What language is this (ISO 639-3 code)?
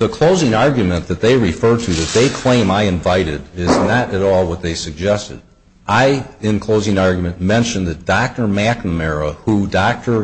eng